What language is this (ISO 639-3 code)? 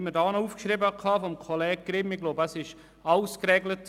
gsw